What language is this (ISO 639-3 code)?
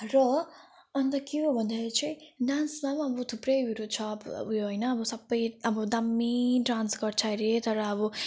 nep